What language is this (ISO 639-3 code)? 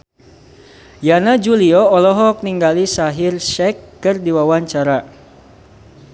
sun